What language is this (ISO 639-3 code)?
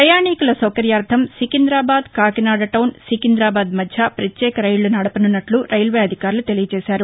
tel